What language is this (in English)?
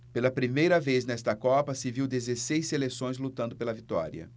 Portuguese